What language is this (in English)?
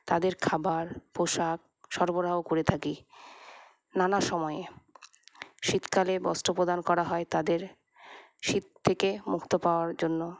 Bangla